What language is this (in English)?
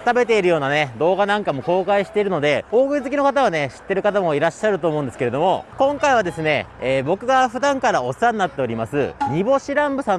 Japanese